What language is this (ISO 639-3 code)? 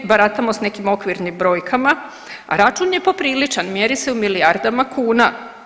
hrv